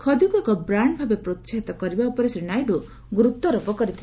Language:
Odia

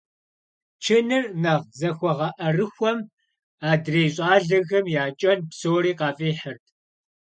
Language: Kabardian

